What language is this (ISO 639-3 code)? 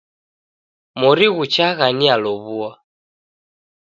dav